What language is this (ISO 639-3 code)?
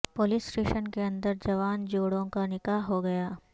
urd